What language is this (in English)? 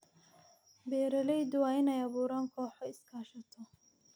Somali